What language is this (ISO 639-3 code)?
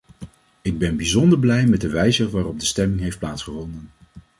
nld